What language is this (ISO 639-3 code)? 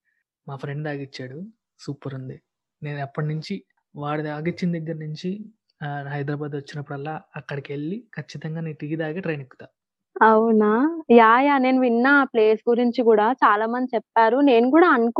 tel